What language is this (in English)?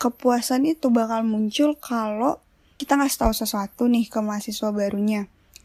Indonesian